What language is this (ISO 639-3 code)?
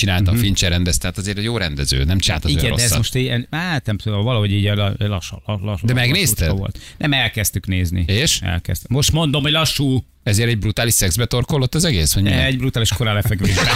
hun